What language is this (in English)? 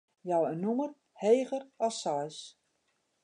Western Frisian